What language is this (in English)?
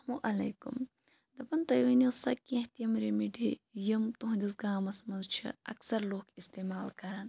Kashmiri